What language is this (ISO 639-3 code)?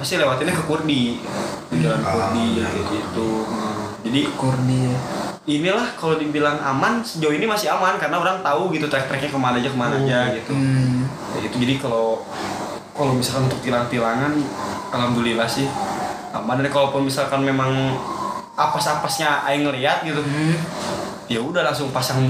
ind